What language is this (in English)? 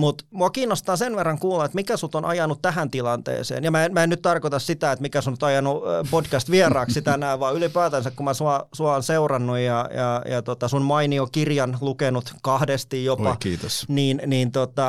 Finnish